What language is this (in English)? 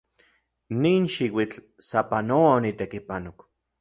Central Puebla Nahuatl